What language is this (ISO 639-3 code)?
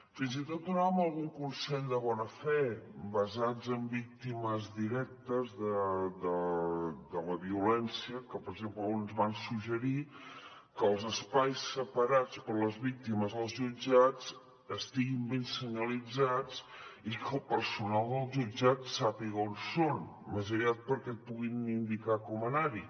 cat